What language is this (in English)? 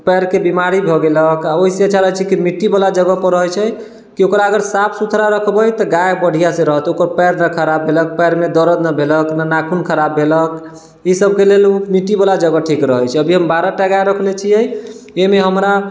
Maithili